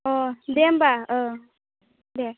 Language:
Bodo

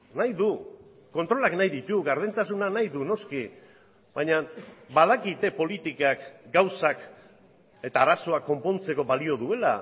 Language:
Basque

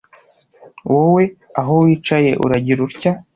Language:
Kinyarwanda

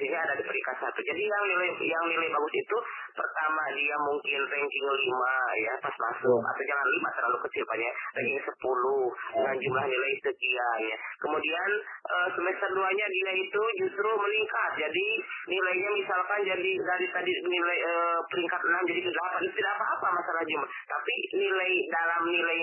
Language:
Indonesian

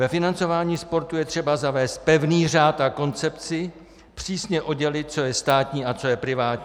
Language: Czech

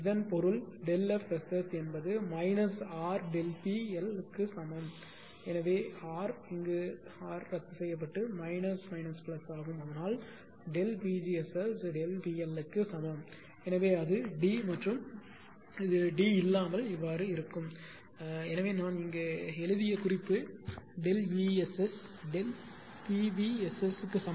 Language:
Tamil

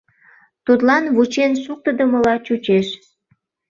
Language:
Mari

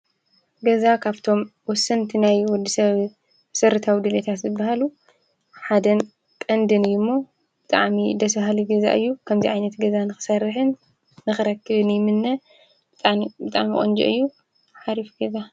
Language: Tigrinya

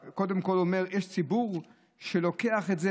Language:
Hebrew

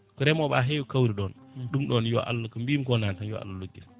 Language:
Fula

